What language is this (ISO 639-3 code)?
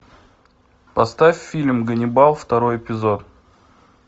rus